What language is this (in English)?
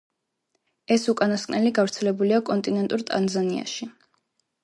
Georgian